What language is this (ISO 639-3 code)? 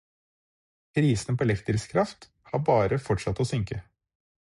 nob